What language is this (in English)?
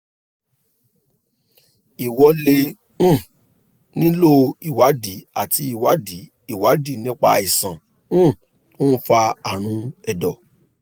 Yoruba